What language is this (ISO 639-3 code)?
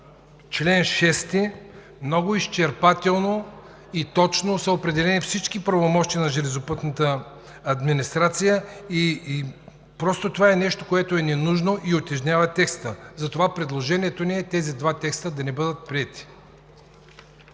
bul